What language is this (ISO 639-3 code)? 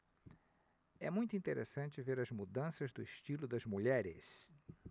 por